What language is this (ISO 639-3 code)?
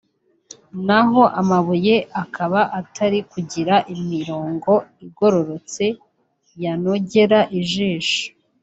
kin